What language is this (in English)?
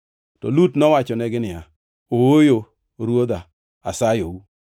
Luo (Kenya and Tanzania)